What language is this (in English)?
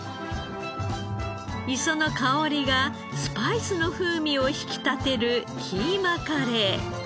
Japanese